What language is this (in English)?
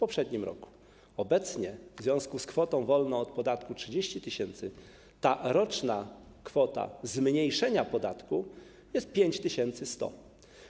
Polish